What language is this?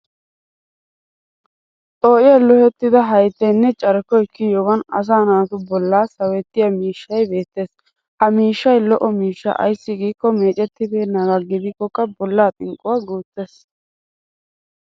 Wolaytta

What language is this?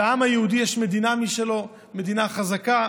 Hebrew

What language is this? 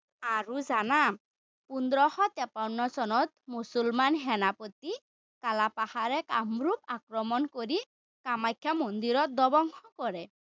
Assamese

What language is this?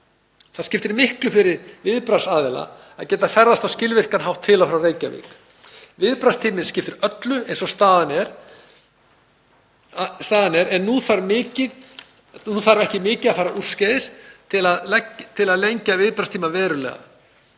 Icelandic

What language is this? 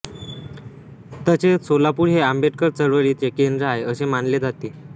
Marathi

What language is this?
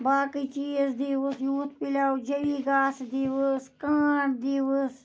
Kashmiri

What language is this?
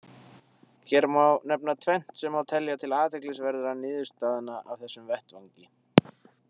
Icelandic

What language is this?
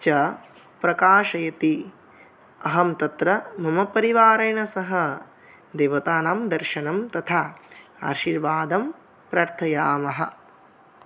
Sanskrit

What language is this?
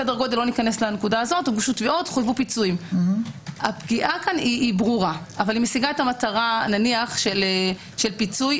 Hebrew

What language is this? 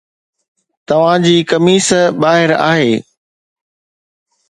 Sindhi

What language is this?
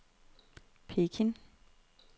Danish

